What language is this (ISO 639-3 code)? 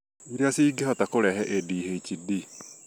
kik